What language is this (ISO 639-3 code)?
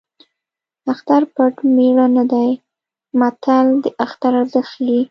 pus